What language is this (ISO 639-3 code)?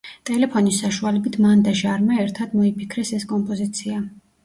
kat